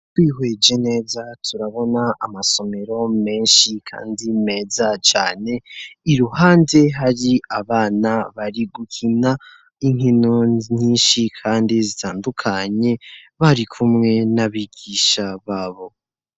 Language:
Rundi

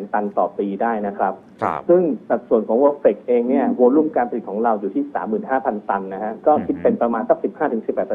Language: Thai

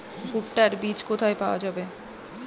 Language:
Bangla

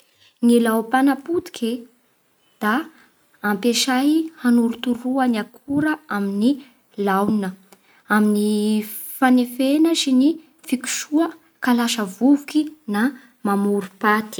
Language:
Bara Malagasy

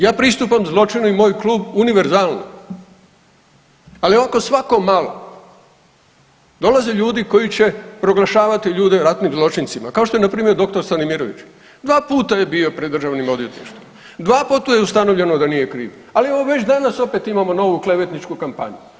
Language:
Croatian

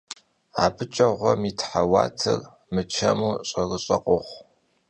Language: Kabardian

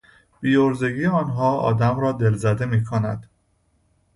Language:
Persian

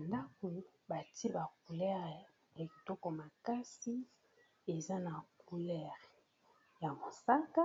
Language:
Lingala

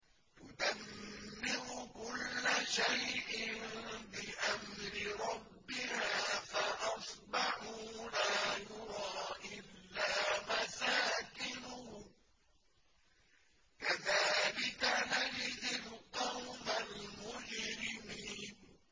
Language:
Arabic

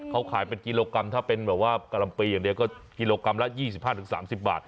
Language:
Thai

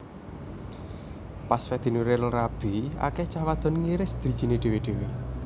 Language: Javanese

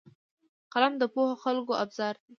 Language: Pashto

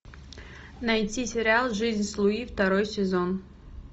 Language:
Russian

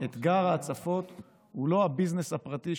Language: Hebrew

